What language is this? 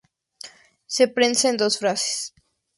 Spanish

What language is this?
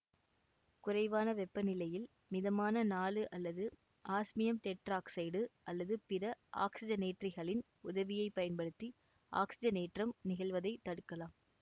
Tamil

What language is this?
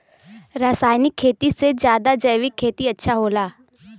Bhojpuri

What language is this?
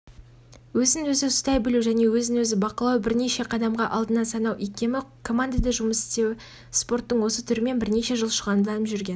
Kazakh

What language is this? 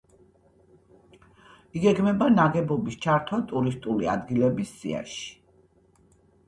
Georgian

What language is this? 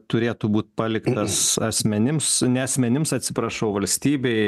Lithuanian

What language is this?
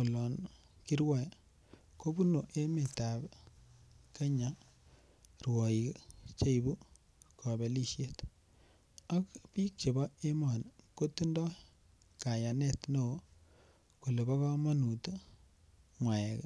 Kalenjin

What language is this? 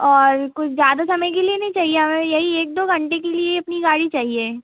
Hindi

